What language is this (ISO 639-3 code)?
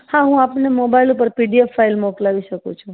guj